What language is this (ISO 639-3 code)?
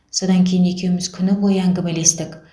kaz